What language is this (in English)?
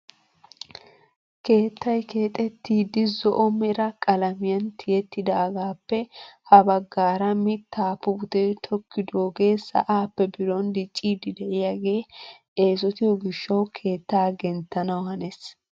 Wolaytta